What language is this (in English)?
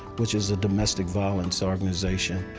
English